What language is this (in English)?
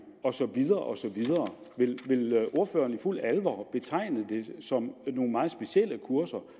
Danish